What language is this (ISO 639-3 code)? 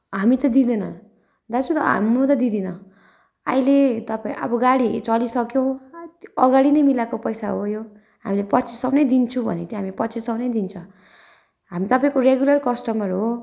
nep